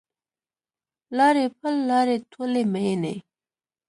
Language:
Pashto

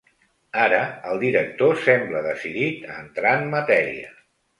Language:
Catalan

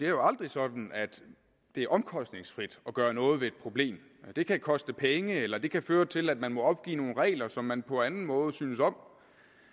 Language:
Danish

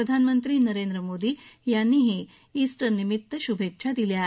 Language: Marathi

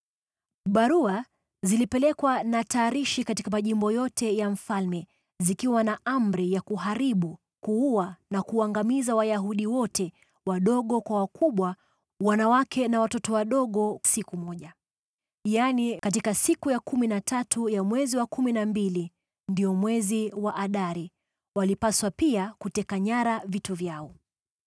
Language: Swahili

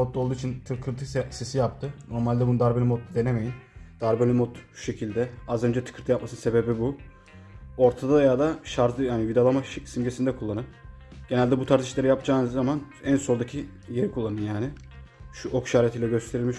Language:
Turkish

